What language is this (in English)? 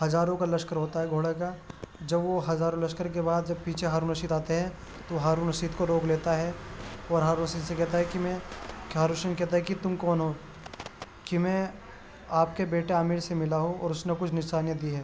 Urdu